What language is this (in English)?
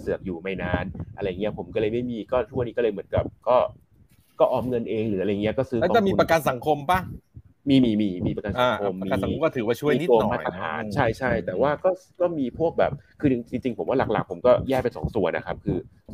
Thai